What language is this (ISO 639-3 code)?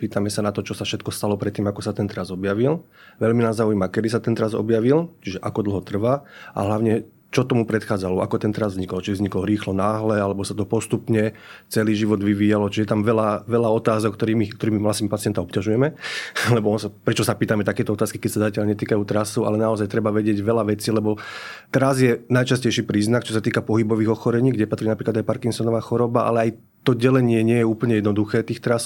slk